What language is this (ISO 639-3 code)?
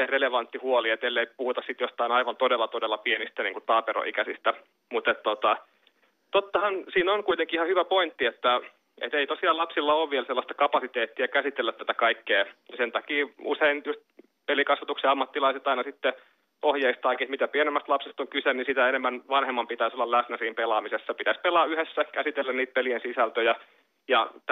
fin